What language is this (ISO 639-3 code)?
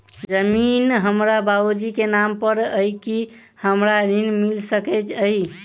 mai